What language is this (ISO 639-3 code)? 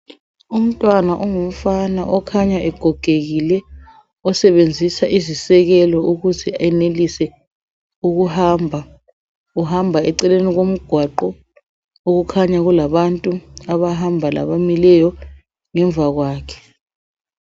nde